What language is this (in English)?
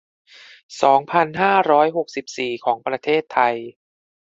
Thai